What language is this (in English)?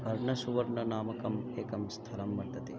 Sanskrit